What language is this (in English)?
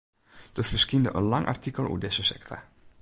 Western Frisian